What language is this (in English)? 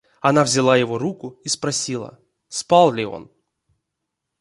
Russian